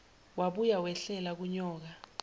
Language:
Zulu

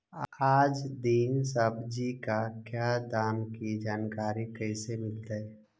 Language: Magahi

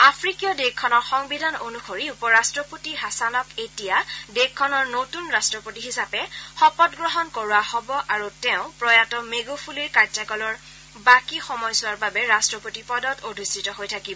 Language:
Assamese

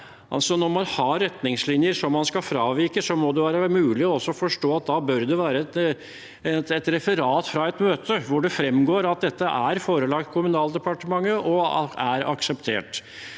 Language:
Norwegian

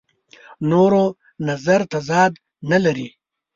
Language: Pashto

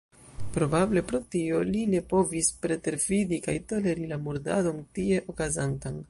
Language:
Esperanto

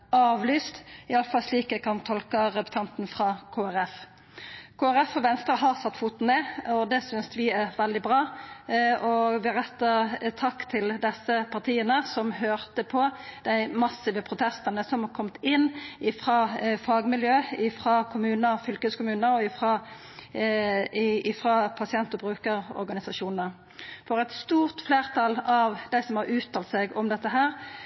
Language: Norwegian Nynorsk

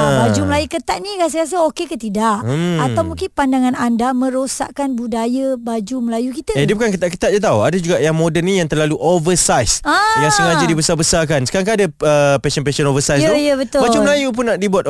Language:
Malay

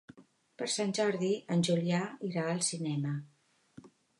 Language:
Catalan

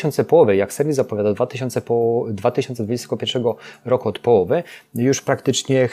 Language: Polish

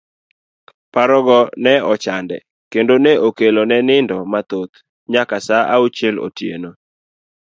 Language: Luo (Kenya and Tanzania)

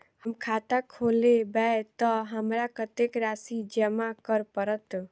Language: Maithili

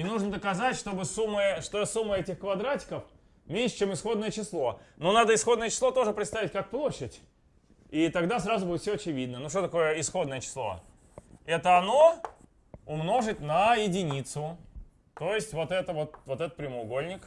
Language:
Russian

